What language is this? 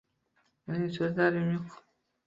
Uzbek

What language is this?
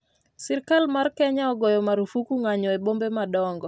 Luo (Kenya and Tanzania)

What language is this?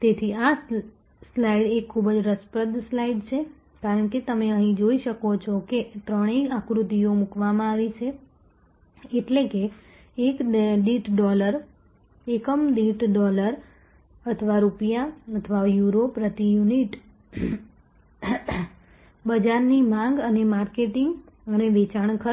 Gujarati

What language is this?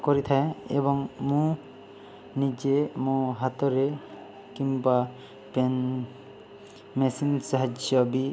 Odia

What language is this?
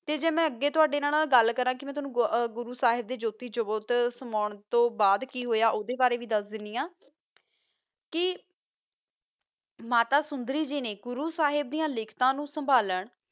Punjabi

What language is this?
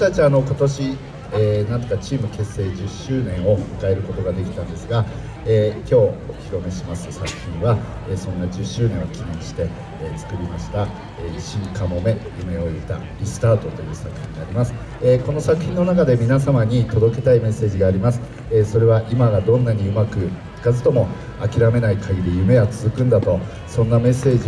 Japanese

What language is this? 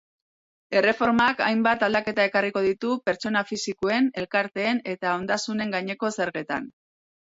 Basque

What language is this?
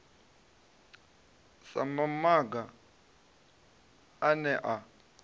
Venda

